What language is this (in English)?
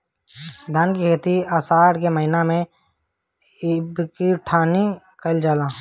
Bhojpuri